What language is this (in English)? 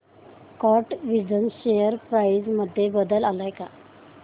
Marathi